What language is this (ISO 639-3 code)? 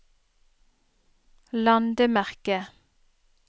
nor